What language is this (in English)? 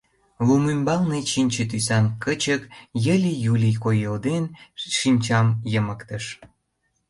Mari